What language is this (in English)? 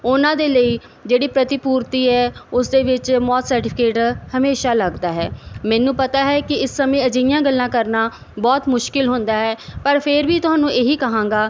Punjabi